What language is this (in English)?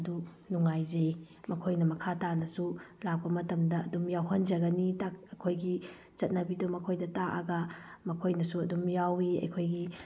Manipuri